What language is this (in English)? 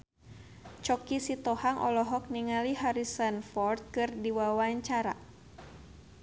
Sundanese